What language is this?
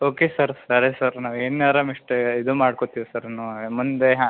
Kannada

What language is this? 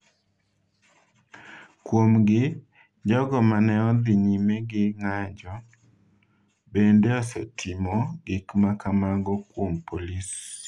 Luo (Kenya and Tanzania)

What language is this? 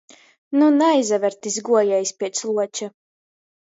Latgalian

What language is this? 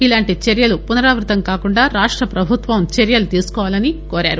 Telugu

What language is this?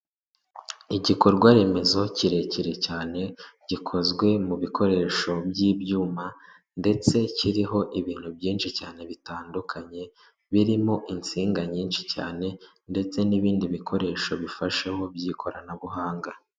Kinyarwanda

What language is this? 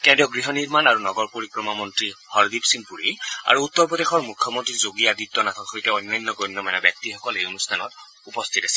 Assamese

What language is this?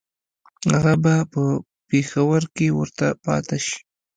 Pashto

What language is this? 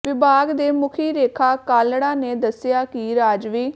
Punjabi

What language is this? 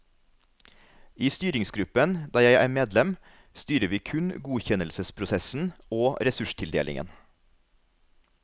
Norwegian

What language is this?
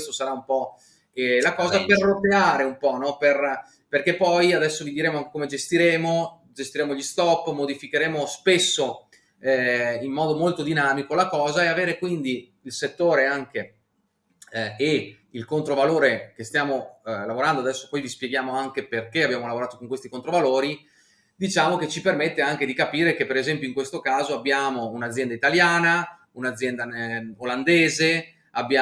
Italian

